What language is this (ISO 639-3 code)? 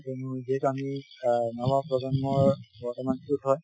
asm